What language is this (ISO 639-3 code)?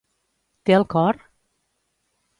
cat